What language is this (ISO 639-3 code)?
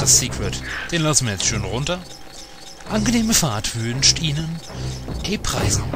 deu